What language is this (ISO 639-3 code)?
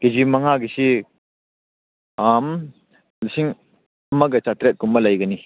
mni